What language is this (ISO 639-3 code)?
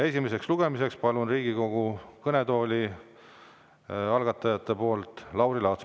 est